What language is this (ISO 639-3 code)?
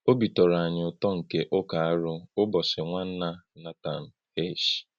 ibo